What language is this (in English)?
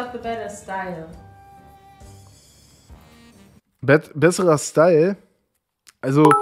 German